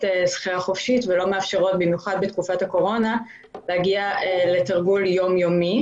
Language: Hebrew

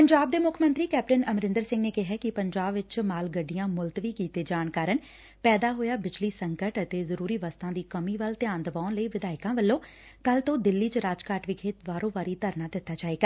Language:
Punjabi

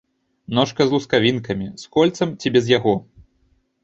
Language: Belarusian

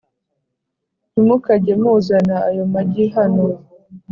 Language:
Kinyarwanda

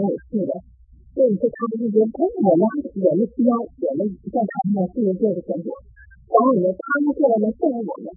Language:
Chinese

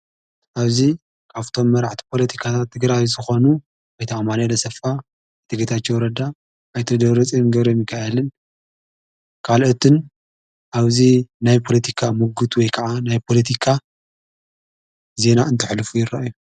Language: Tigrinya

